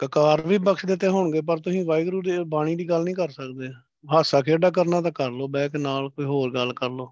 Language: Punjabi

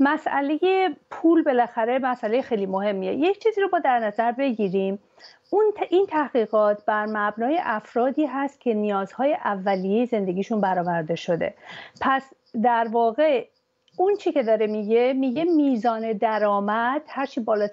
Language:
Persian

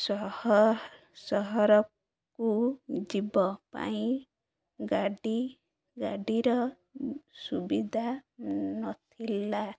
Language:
Odia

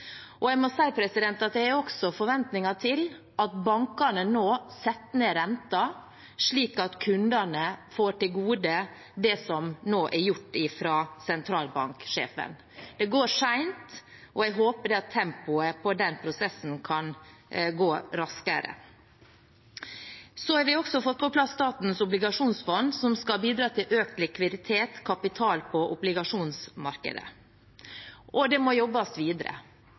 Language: Norwegian Bokmål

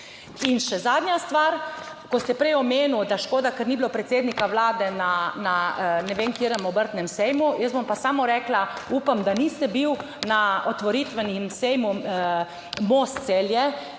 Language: Slovenian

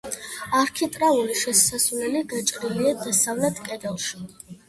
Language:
Georgian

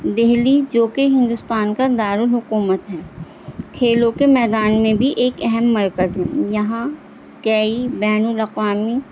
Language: Urdu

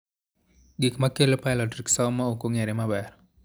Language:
Luo (Kenya and Tanzania)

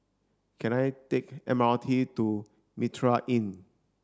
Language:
English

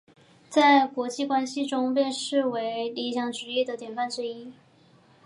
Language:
Chinese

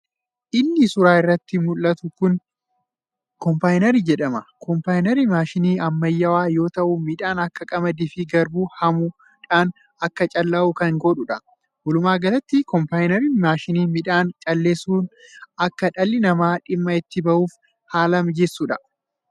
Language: Oromo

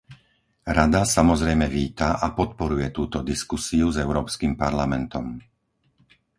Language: Slovak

